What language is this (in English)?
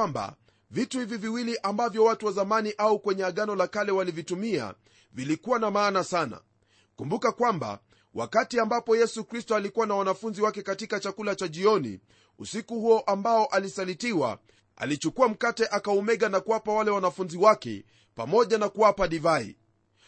Swahili